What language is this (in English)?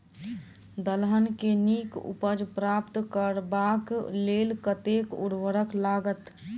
Maithili